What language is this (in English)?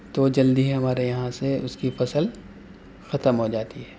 Urdu